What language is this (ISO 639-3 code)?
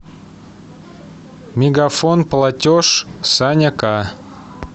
rus